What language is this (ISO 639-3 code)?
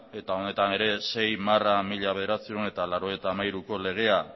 eus